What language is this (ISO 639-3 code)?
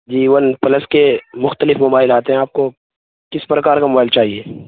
urd